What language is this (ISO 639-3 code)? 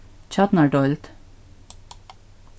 fao